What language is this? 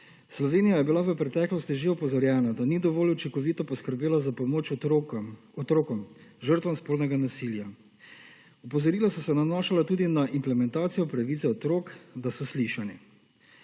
Slovenian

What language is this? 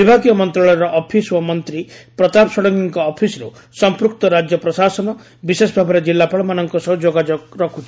Odia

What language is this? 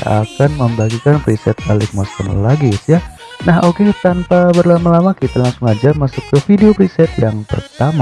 Indonesian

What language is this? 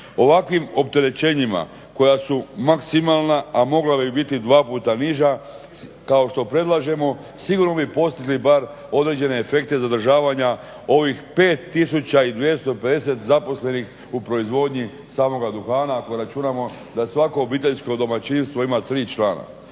Croatian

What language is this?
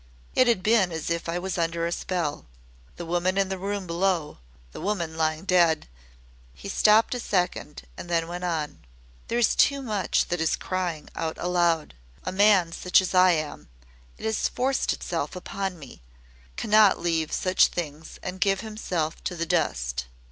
English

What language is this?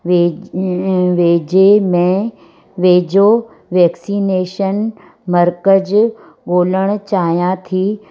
Sindhi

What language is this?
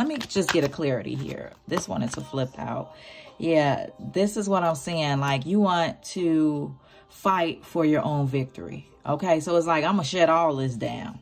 English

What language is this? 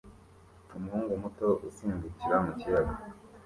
Kinyarwanda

